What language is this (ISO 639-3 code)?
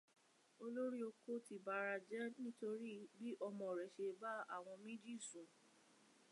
yor